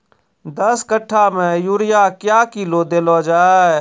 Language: Maithili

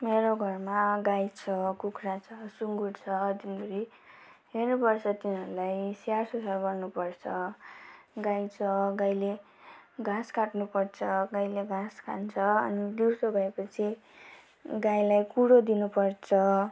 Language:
Nepali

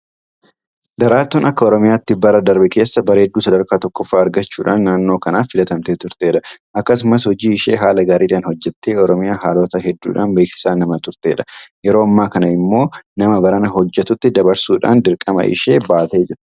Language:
Oromo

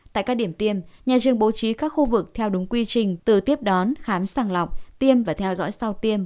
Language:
Vietnamese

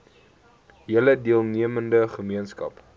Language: Afrikaans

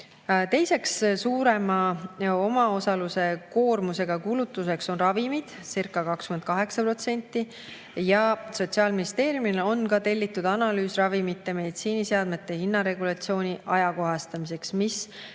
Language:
Estonian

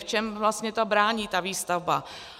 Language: Czech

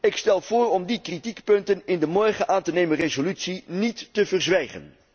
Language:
Dutch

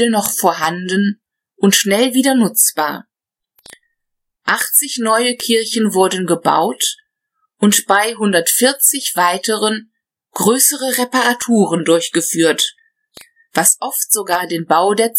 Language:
German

